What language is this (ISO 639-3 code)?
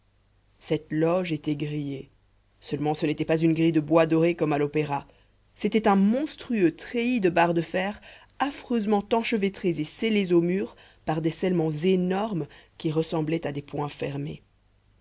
fra